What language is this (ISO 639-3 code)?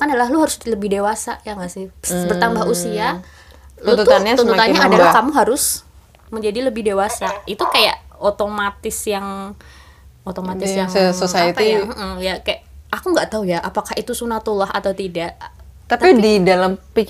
ind